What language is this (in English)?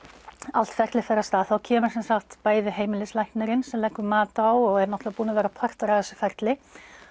Icelandic